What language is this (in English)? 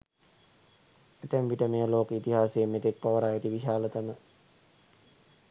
Sinhala